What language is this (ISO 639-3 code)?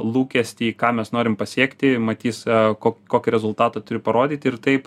lit